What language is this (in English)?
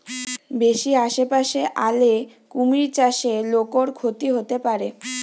Bangla